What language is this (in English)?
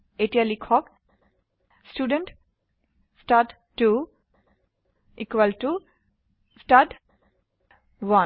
Assamese